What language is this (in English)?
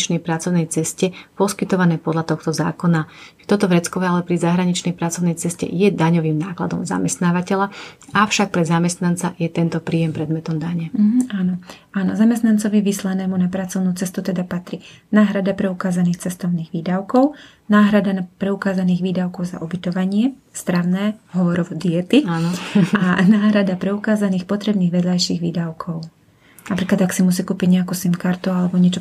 Slovak